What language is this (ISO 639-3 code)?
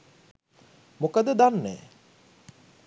sin